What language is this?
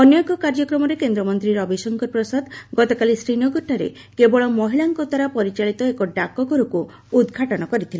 Odia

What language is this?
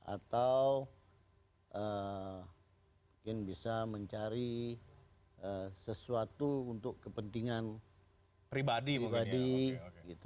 Indonesian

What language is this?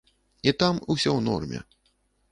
Belarusian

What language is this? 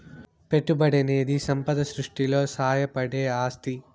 Telugu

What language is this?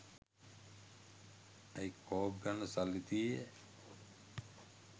Sinhala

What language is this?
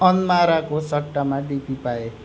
Nepali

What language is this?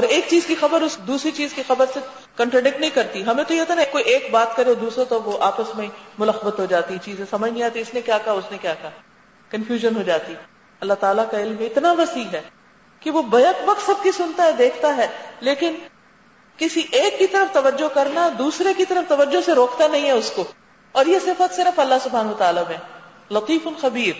Urdu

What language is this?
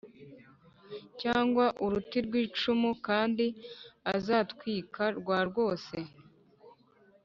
Kinyarwanda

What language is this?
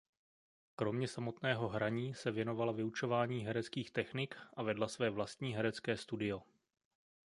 Czech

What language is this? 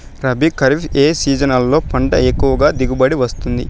Telugu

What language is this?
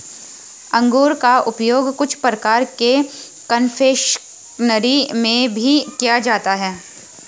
Hindi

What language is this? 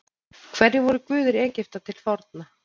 Icelandic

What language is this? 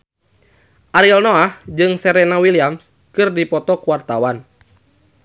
Sundanese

